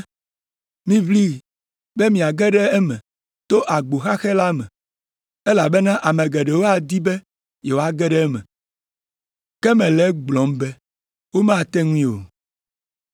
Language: Ewe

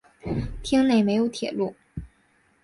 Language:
Chinese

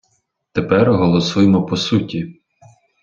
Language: Ukrainian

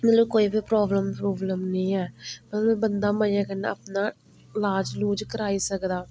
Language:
Dogri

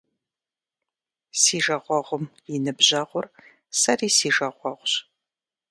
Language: Kabardian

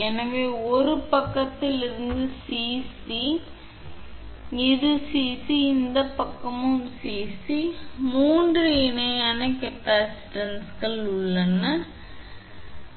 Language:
Tamil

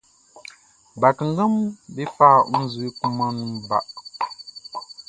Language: Baoulé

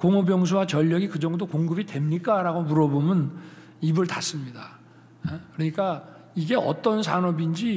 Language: Korean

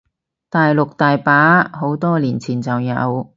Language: Cantonese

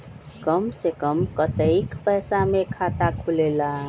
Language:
Magahi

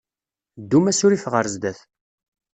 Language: Kabyle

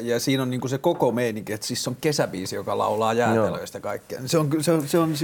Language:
Finnish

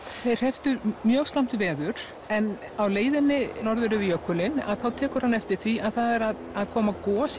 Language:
Icelandic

